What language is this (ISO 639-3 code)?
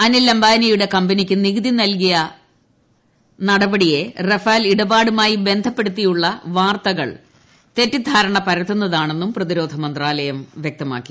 mal